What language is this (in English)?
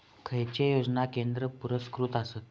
Marathi